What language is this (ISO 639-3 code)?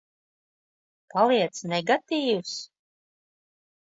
lav